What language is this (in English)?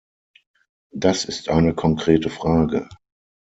German